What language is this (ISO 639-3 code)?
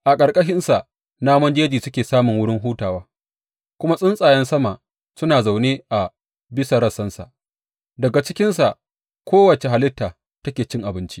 hau